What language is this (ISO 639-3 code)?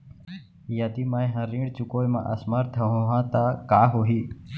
hne